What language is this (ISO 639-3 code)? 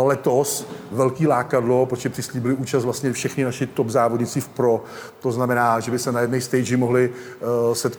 ces